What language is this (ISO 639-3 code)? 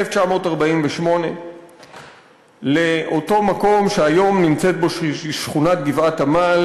heb